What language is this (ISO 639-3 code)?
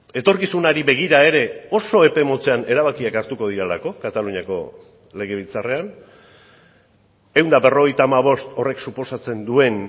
eus